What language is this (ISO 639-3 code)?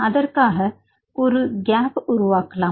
tam